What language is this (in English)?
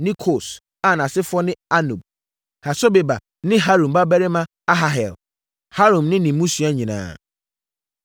Akan